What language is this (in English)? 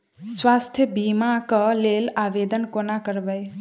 Maithili